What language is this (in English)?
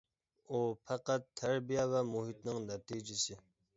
Uyghur